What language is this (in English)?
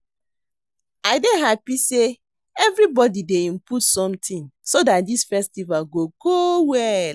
Nigerian Pidgin